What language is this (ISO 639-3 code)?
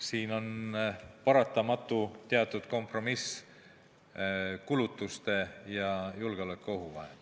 est